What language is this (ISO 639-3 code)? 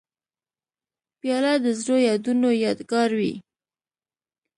pus